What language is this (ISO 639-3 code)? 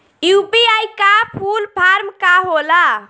bho